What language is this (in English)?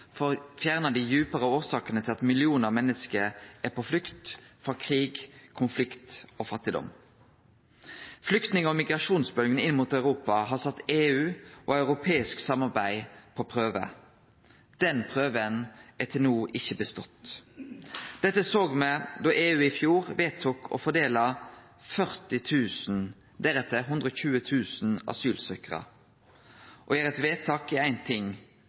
Norwegian Nynorsk